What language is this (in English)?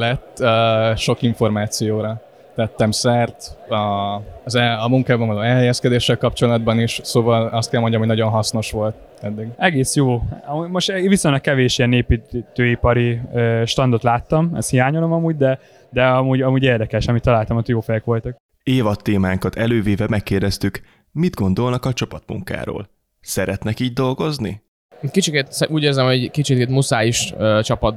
Hungarian